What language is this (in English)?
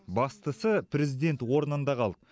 Kazakh